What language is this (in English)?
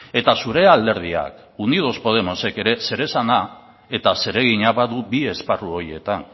Basque